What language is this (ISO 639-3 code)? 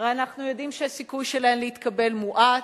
heb